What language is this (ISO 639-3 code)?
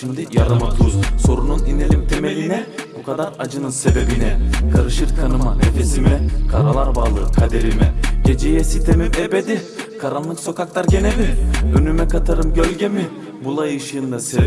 tur